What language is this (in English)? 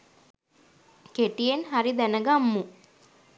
Sinhala